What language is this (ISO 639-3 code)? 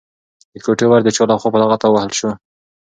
pus